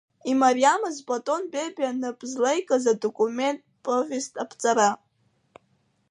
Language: Abkhazian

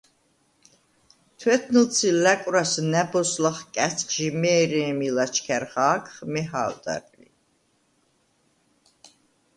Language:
Svan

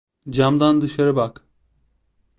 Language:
Turkish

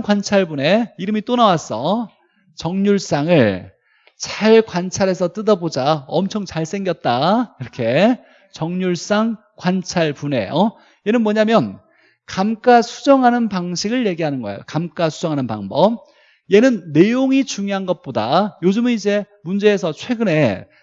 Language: Korean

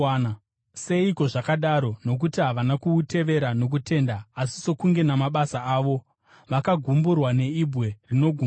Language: Shona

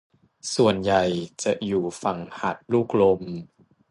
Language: Thai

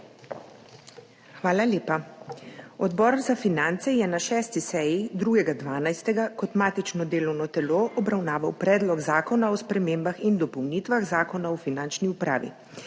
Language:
Slovenian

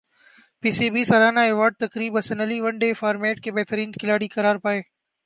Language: Urdu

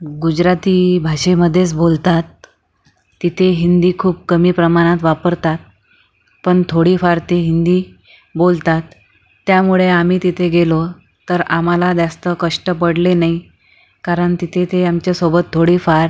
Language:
Marathi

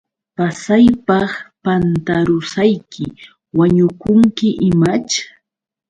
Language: Yauyos Quechua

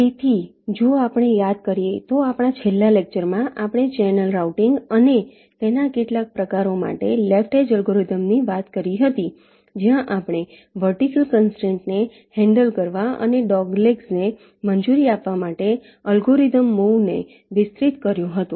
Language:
Gujarati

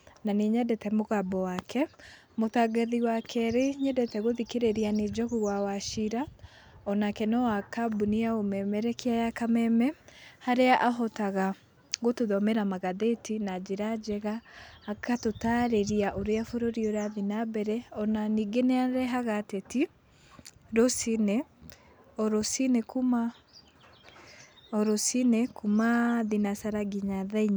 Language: Kikuyu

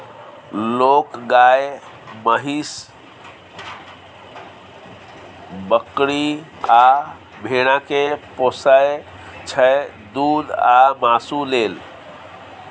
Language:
Maithili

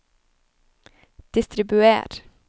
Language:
Norwegian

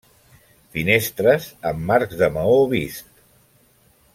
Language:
Catalan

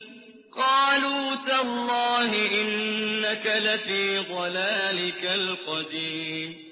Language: Arabic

